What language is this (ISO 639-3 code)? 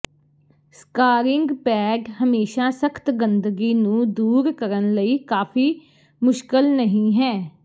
pan